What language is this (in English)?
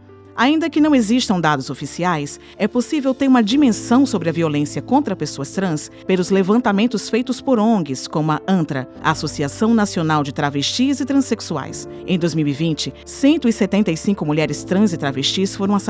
Portuguese